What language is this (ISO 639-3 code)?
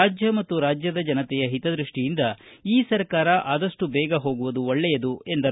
kan